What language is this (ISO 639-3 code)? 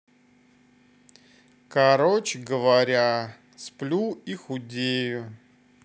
rus